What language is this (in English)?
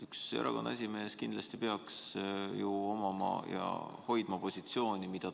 Estonian